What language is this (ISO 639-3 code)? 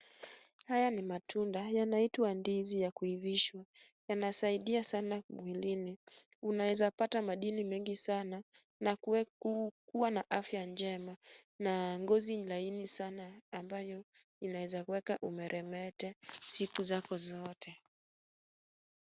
swa